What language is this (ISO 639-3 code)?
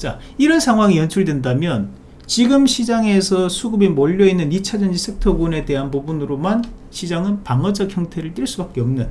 kor